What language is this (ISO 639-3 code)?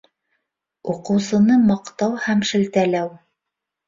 bak